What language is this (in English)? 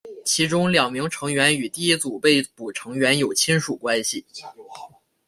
Chinese